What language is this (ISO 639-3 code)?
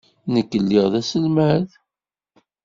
kab